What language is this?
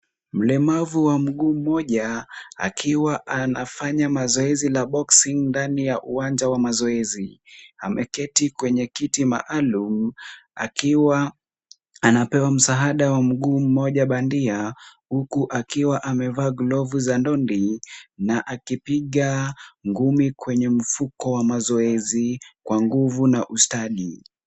Swahili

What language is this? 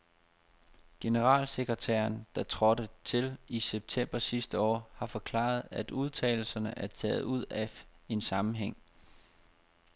Danish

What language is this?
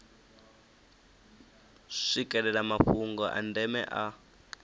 Venda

